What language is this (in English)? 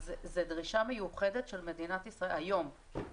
Hebrew